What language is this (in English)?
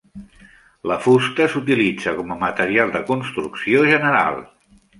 Catalan